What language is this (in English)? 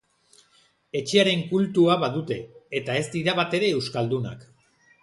Basque